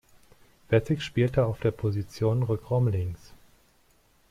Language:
German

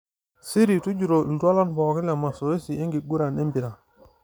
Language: Masai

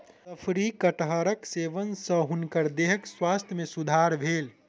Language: Maithili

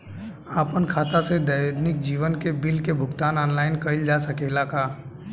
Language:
Bhojpuri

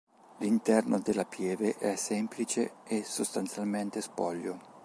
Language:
Italian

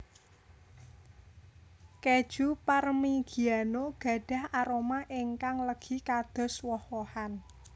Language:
Javanese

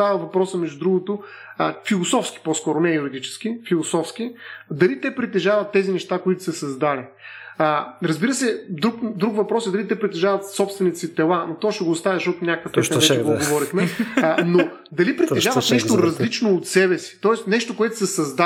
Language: Bulgarian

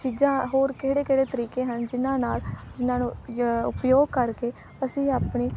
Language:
Punjabi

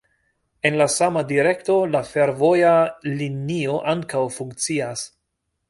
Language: Esperanto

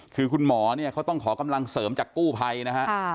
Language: Thai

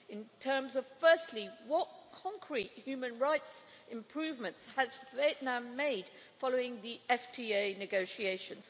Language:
English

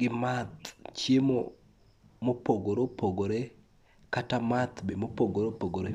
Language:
Luo (Kenya and Tanzania)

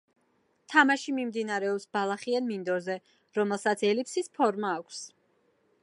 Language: Georgian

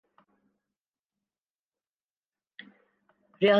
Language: Urdu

